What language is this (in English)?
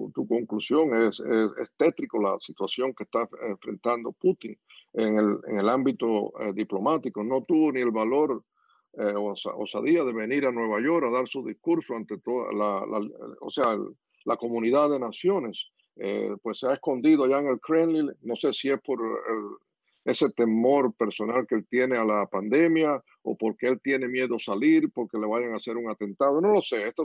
Spanish